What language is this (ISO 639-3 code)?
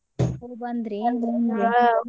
kan